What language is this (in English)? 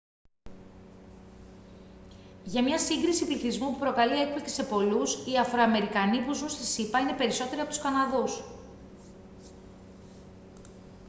Greek